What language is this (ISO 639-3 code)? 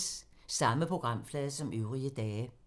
dan